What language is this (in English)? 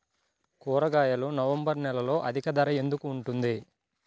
Telugu